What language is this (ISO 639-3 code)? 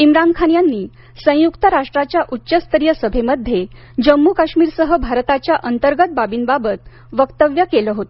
mar